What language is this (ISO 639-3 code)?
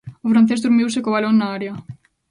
glg